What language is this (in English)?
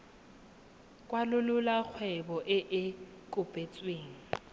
Tswana